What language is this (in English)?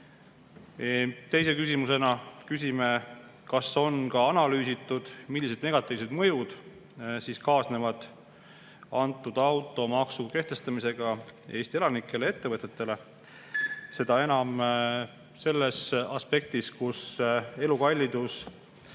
Estonian